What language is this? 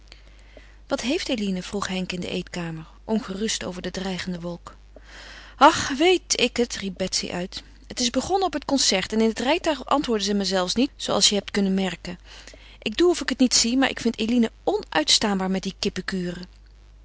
Dutch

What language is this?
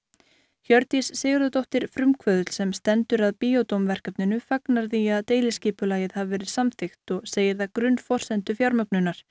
Icelandic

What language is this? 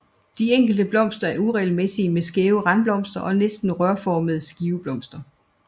Danish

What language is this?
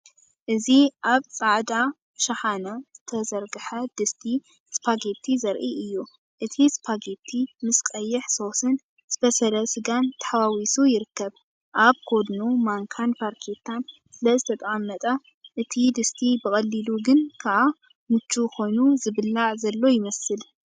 Tigrinya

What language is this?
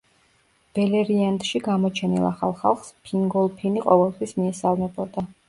Georgian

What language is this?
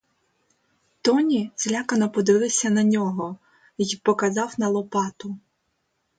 Ukrainian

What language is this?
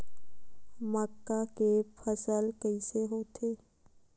Chhattisgarhi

